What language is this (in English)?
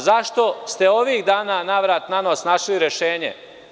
Serbian